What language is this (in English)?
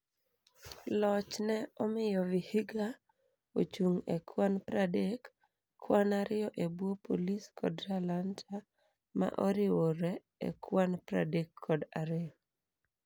Luo (Kenya and Tanzania)